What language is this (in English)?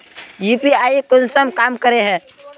Magahi